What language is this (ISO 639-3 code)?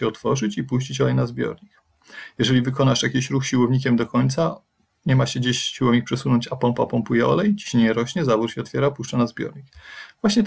pol